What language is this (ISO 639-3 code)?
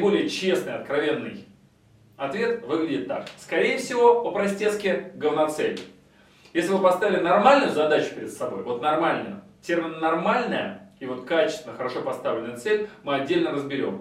rus